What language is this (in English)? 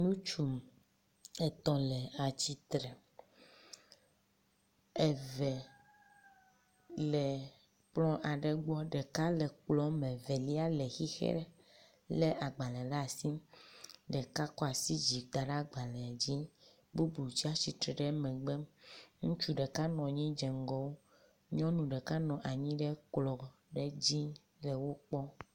Ewe